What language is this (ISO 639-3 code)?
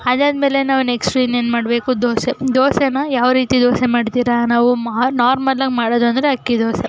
kan